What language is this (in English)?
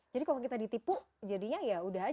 Indonesian